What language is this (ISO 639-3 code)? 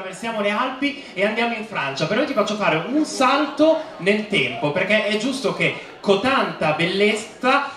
ita